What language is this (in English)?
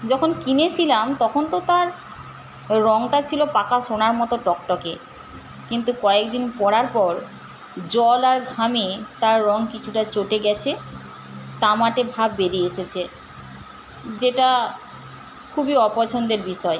Bangla